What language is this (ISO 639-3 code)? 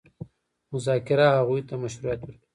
pus